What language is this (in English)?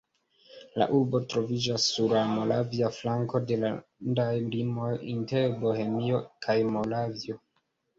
Esperanto